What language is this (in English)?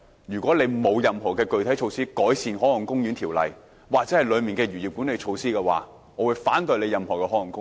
Cantonese